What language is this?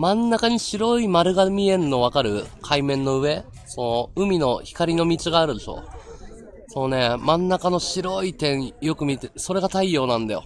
Japanese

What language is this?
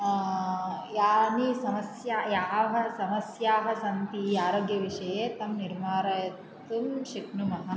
Sanskrit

